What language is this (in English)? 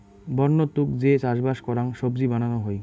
Bangla